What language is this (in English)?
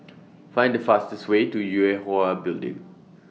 English